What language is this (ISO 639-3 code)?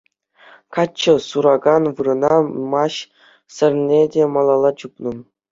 chv